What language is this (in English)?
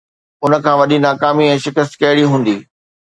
Sindhi